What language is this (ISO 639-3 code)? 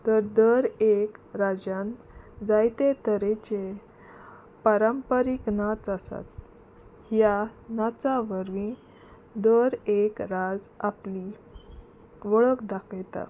kok